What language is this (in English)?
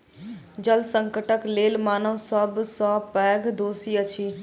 Maithili